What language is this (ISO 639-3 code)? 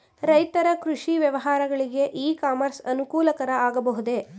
kan